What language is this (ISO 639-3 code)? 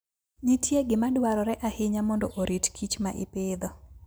luo